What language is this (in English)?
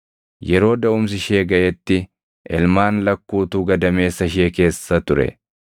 Oromo